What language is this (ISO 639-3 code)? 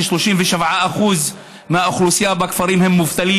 heb